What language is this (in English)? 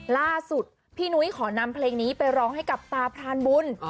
Thai